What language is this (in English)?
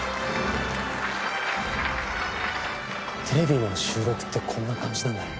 Japanese